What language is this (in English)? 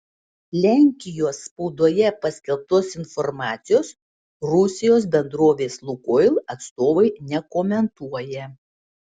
Lithuanian